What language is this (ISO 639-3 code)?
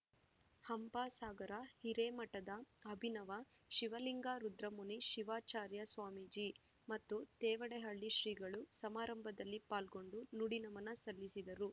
kan